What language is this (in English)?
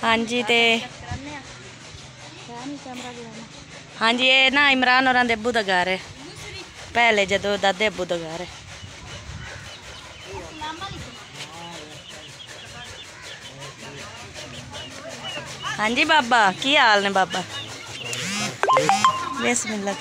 Punjabi